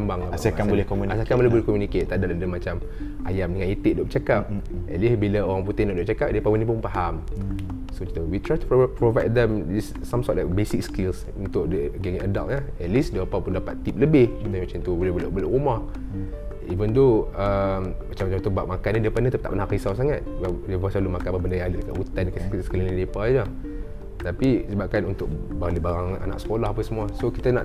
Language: Malay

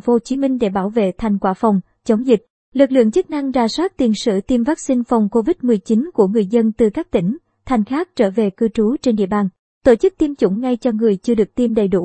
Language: Vietnamese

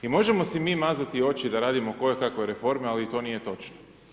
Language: Croatian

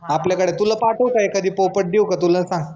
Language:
Marathi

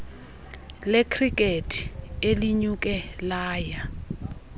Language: Xhosa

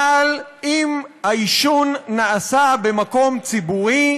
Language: Hebrew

